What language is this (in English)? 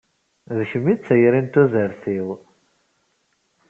Kabyle